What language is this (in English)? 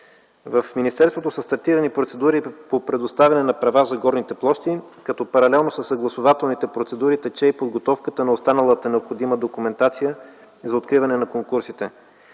Bulgarian